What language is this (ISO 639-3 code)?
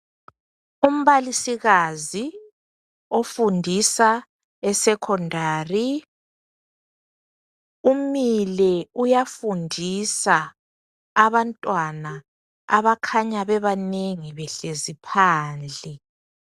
nde